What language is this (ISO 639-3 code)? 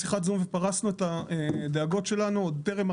heb